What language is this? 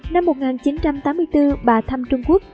Vietnamese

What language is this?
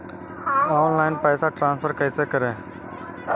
Magahi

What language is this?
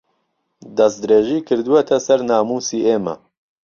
Central Kurdish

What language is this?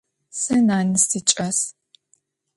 Adyghe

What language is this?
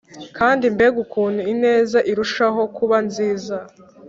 Kinyarwanda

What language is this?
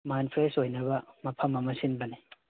Manipuri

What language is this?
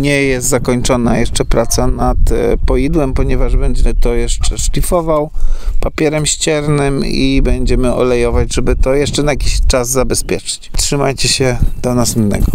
Polish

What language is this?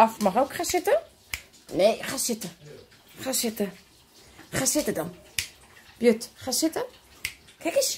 Dutch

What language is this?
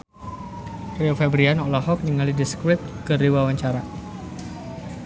Sundanese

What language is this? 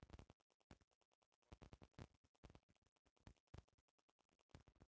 Bhojpuri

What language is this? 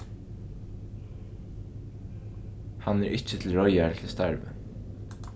Faroese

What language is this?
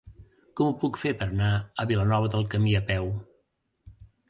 Catalan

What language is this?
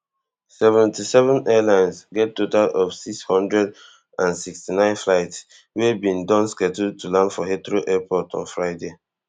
Nigerian Pidgin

